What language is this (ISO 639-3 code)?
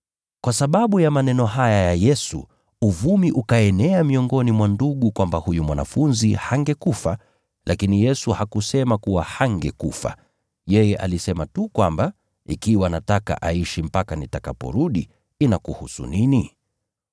swa